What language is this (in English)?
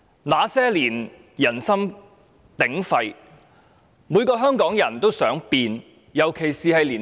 Cantonese